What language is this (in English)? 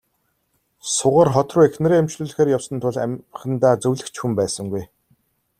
Mongolian